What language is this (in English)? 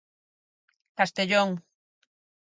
Galician